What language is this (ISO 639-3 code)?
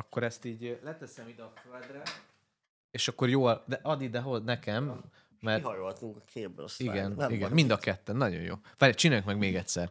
hun